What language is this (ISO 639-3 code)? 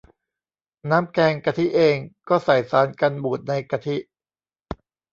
tha